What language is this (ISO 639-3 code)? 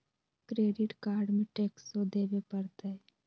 mag